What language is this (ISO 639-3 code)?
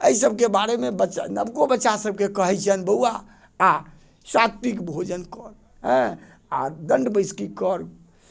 mai